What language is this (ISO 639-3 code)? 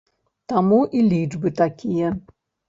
bel